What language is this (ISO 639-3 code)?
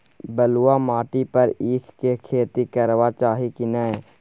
mai